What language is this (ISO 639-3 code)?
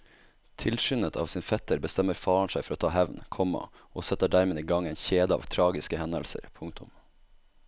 nor